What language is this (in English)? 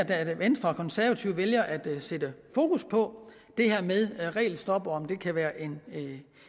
Danish